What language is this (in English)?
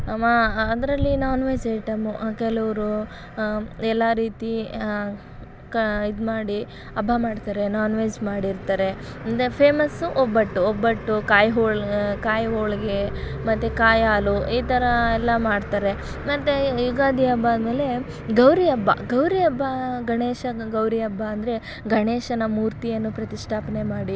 Kannada